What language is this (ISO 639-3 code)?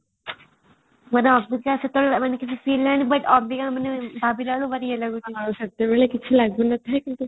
ori